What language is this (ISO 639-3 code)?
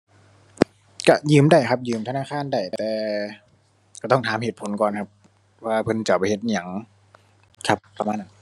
tha